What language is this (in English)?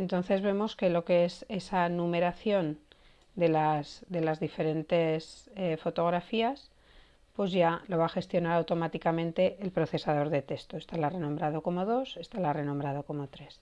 Spanish